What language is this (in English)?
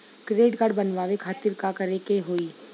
Bhojpuri